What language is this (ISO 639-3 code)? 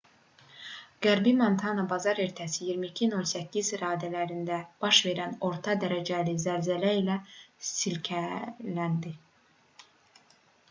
aze